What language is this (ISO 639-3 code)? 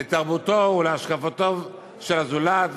heb